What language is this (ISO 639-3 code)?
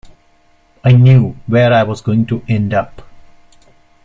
eng